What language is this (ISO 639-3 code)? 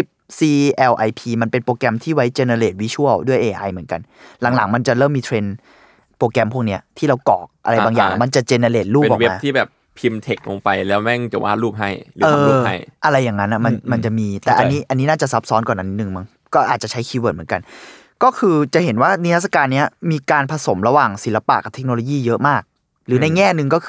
tha